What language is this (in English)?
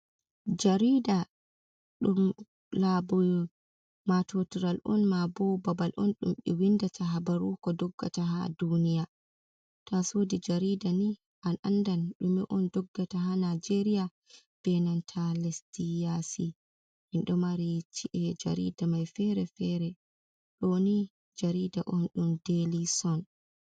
Fula